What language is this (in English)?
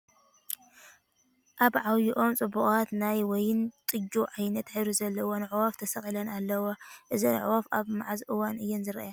Tigrinya